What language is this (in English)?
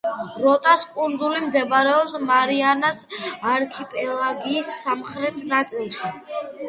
Georgian